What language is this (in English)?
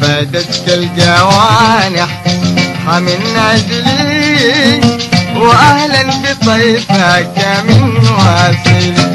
Arabic